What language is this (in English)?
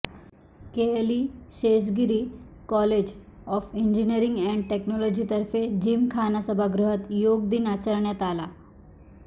Marathi